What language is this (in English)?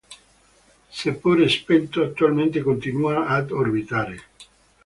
Italian